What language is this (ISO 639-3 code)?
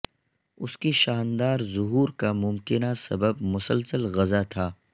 urd